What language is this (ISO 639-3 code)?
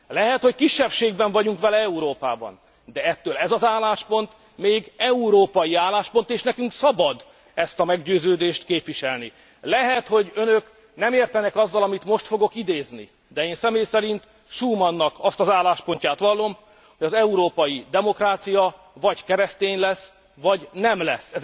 hun